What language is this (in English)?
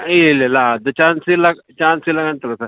Kannada